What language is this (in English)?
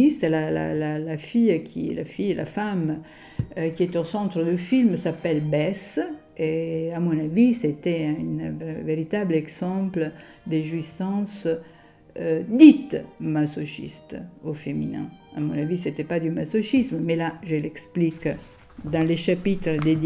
French